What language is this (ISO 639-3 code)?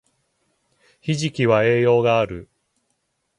jpn